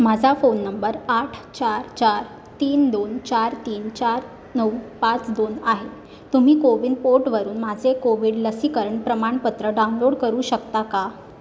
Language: Marathi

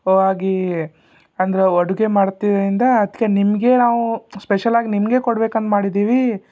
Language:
Kannada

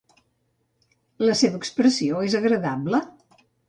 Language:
Catalan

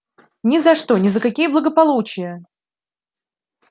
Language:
Russian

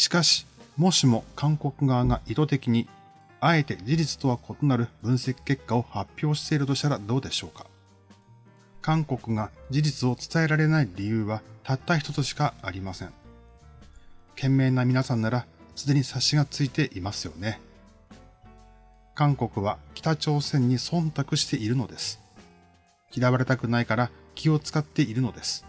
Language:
Japanese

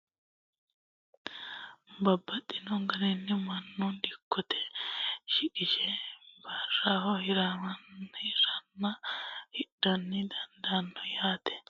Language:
Sidamo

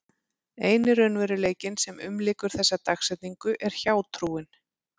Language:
Icelandic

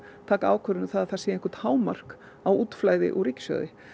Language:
Icelandic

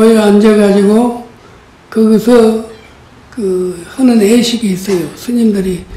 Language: Korean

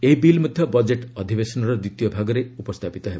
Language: Odia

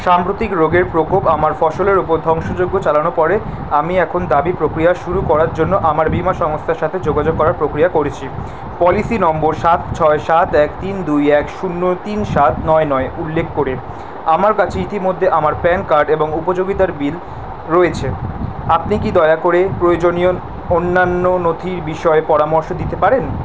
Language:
Bangla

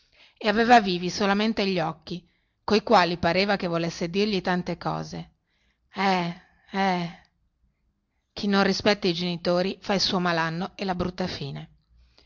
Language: Italian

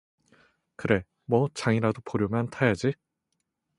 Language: Korean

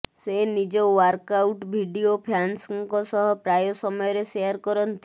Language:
Odia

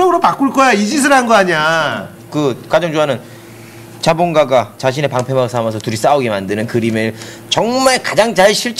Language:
Korean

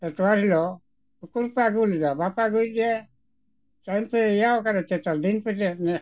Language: Santali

